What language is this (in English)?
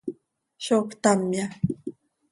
Seri